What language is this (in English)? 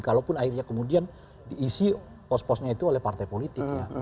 Indonesian